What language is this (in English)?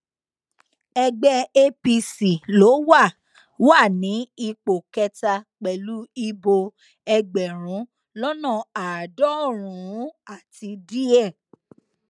Yoruba